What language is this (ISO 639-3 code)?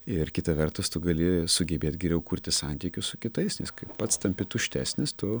lit